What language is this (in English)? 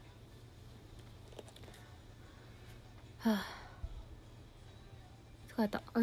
Japanese